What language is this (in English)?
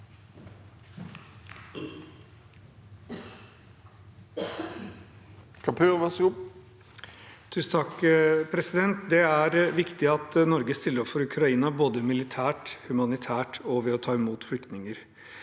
Norwegian